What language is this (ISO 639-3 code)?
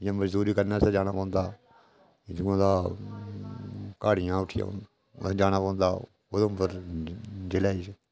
doi